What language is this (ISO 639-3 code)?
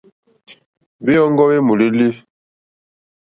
bri